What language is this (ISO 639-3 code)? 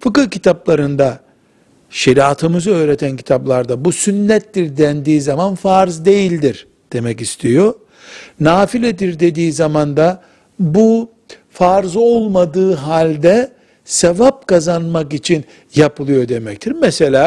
tur